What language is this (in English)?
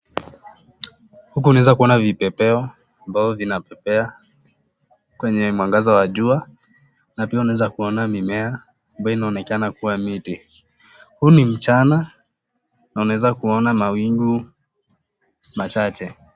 Swahili